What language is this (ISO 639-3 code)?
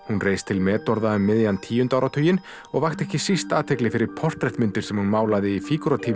isl